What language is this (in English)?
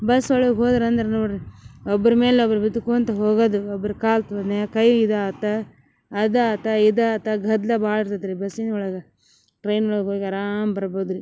Kannada